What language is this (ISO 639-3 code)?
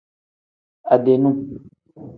kdh